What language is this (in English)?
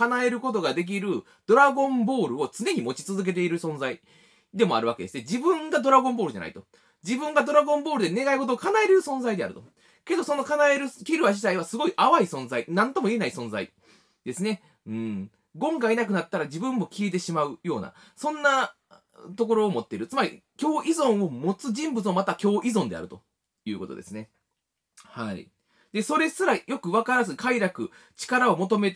Japanese